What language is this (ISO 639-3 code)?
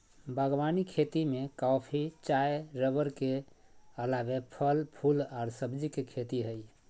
mag